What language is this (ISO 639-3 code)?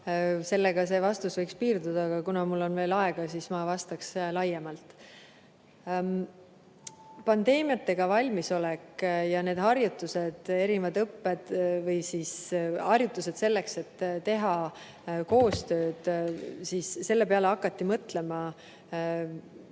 est